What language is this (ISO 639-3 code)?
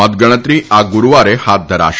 guj